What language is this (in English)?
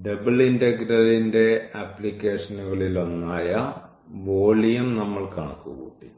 Malayalam